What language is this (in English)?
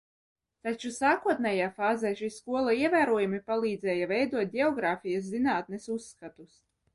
Latvian